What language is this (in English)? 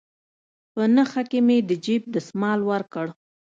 Pashto